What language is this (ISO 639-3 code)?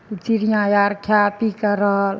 mai